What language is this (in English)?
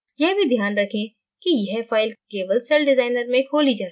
Hindi